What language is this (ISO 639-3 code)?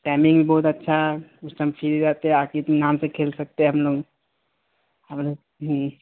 urd